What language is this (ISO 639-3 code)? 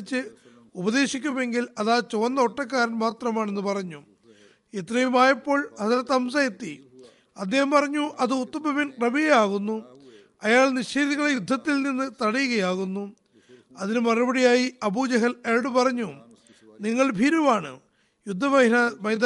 mal